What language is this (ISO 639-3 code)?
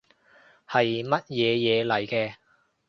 yue